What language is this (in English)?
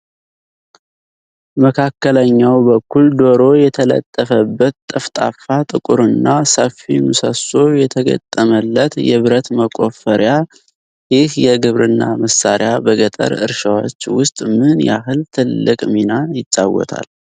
Amharic